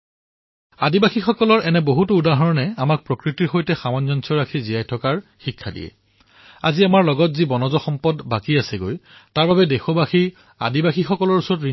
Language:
Assamese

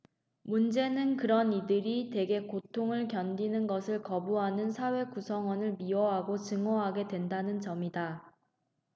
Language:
Korean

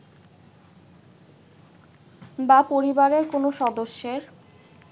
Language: Bangla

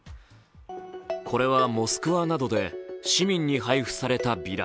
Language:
Japanese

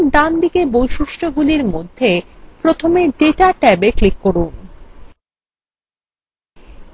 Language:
Bangla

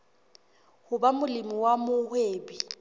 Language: Southern Sotho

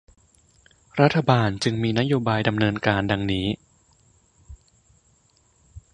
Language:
Thai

